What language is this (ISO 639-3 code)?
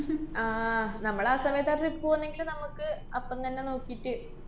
mal